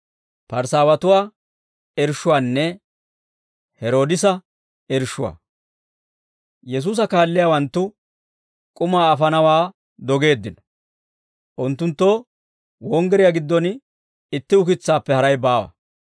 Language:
Dawro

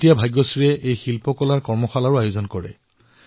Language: Assamese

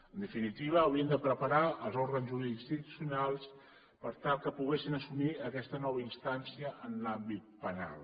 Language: Catalan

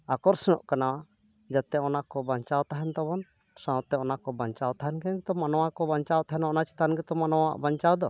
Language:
Santali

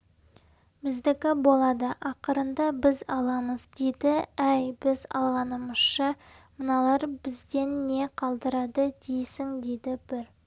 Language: Kazakh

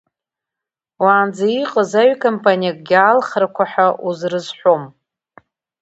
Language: Abkhazian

